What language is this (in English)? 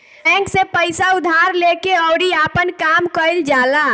Bhojpuri